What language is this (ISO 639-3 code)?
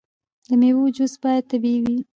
pus